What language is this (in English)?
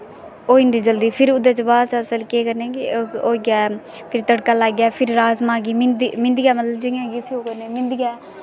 Dogri